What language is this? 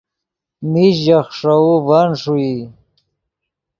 Yidgha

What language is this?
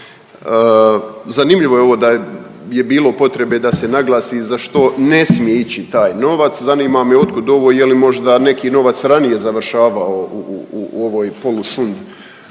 Croatian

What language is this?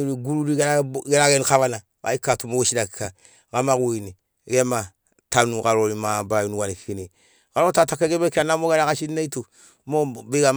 Sinaugoro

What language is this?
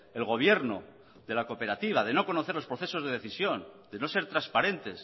Spanish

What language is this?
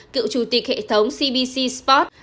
Vietnamese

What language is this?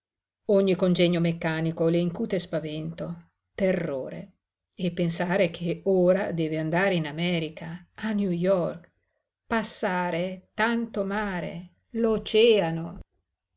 Italian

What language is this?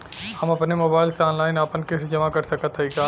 Bhojpuri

